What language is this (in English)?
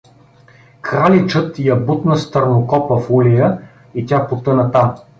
Bulgarian